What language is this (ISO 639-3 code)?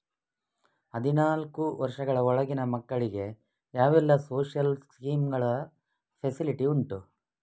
kan